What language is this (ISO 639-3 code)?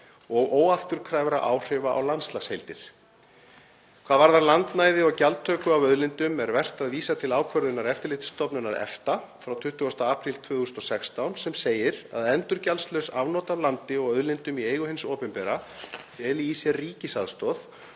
isl